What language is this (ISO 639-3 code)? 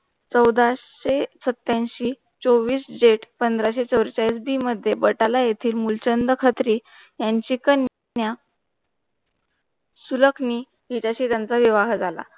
mar